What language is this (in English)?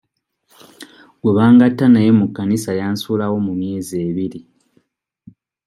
Ganda